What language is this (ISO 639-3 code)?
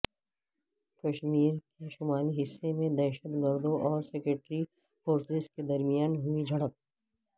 urd